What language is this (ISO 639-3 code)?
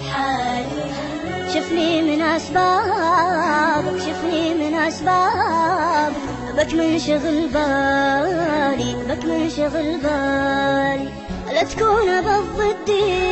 ara